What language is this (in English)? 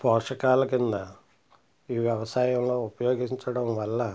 Telugu